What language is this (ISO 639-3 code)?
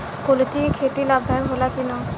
bho